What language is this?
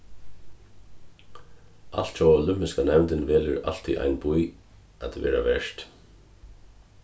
Faroese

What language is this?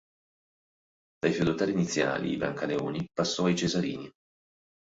Italian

